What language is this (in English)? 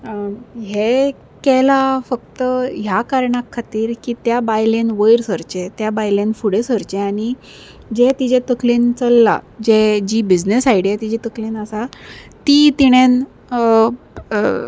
Konkani